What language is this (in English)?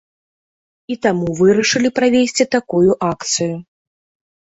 Belarusian